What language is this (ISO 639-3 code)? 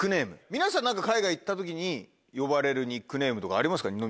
jpn